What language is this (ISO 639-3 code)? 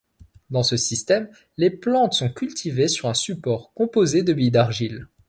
fra